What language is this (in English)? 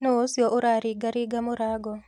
Kikuyu